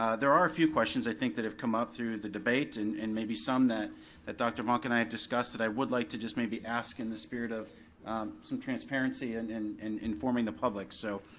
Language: English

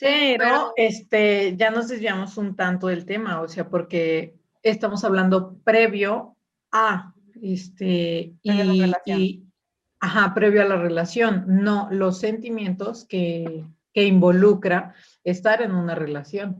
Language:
Spanish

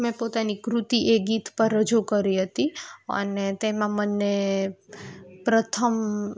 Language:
Gujarati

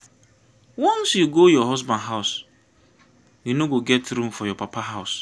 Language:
Nigerian Pidgin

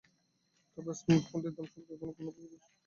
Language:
Bangla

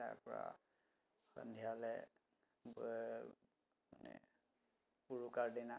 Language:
Assamese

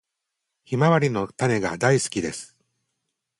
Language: Japanese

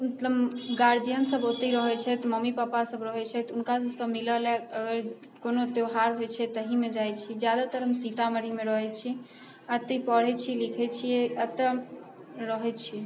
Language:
Maithili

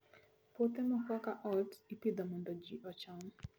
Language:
Luo (Kenya and Tanzania)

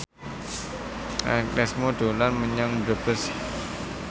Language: Javanese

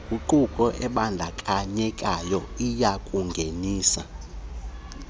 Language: Xhosa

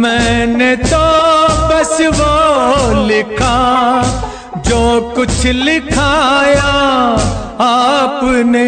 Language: Hindi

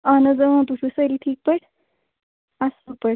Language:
Kashmiri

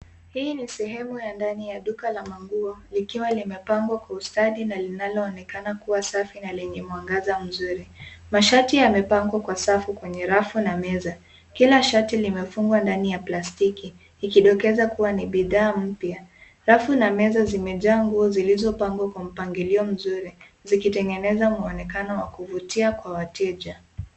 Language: Swahili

